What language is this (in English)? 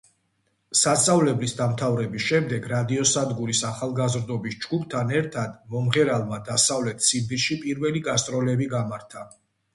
Georgian